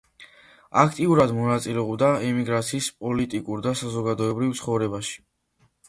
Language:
Georgian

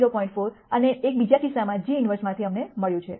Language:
Gujarati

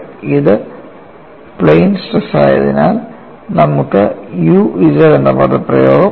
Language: Malayalam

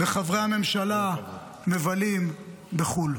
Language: Hebrew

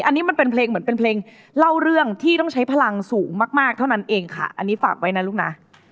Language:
Thai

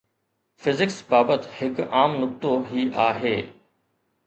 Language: Sindhi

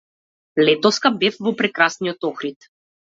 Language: Macedonian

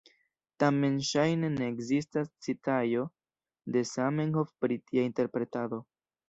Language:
Esperanto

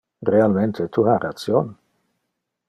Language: Interlingua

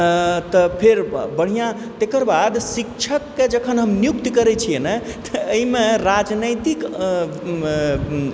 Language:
Maithili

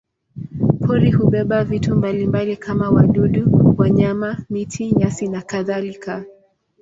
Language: Swahili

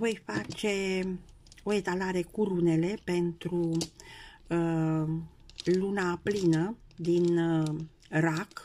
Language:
Romanian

